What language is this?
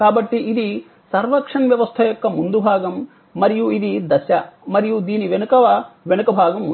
Telugu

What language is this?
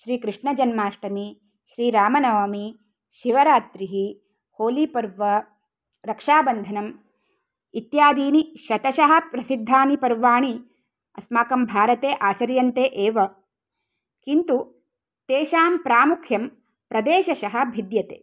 Sanskrit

